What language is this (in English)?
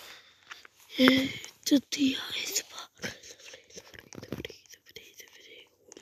Korean